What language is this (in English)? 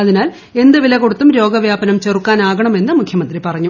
Malayalam